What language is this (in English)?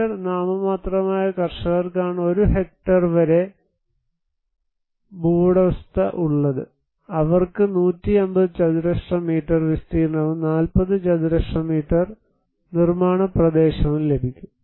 Malayalam